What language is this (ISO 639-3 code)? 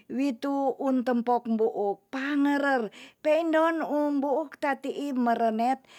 txs